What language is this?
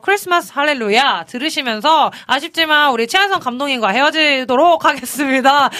Korean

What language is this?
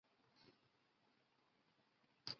Chinese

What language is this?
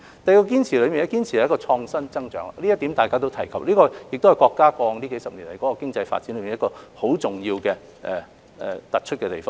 Cantonese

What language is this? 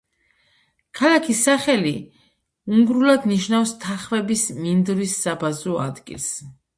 Georgian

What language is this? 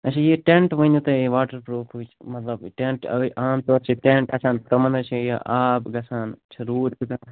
Kashmiri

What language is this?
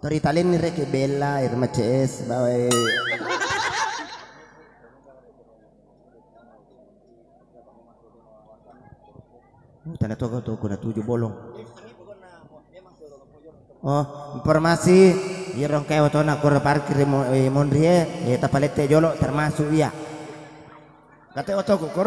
Indonesian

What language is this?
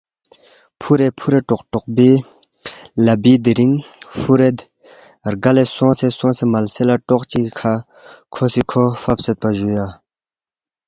Balti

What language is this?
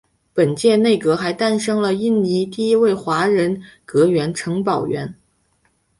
Chinese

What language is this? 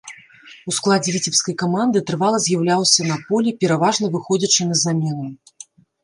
Belarusian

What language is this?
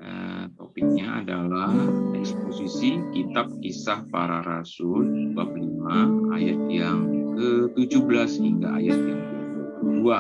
Indonesian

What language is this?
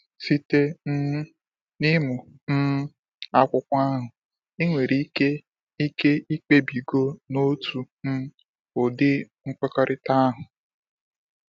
Igbo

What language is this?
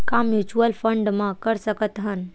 Chhattisgarhi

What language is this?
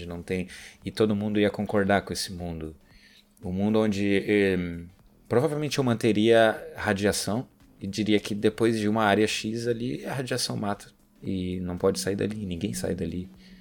Portuguese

